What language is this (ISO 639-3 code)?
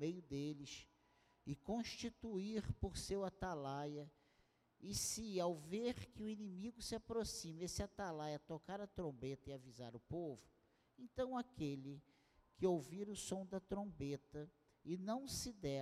por